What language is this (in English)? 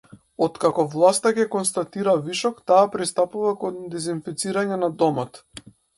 Macedonian